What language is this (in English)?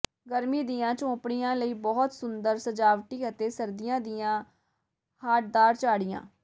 Punjabi